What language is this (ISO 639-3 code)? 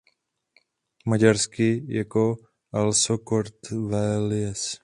ces